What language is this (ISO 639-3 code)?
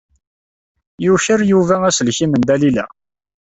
kab